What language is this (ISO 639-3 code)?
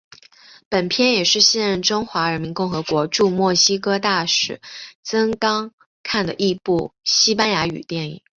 zho